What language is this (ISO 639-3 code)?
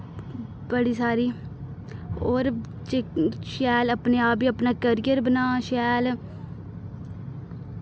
doi